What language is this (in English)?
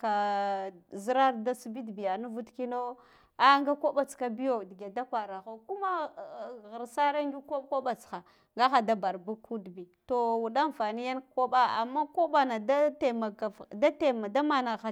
Guduf-Gava